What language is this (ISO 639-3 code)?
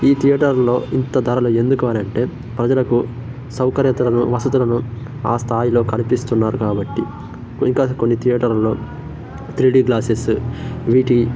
tel